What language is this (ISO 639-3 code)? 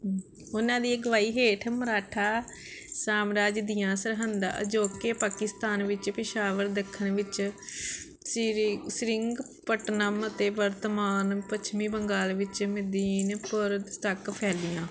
pan